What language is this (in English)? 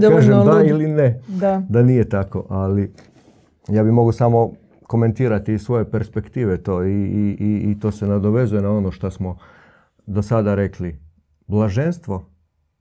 Croatian